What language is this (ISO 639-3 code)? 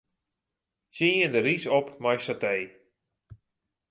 fry